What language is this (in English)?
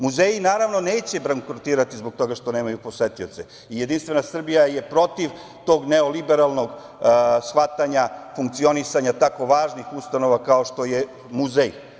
Serbian